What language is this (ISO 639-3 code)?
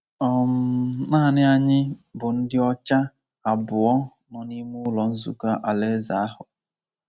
ibo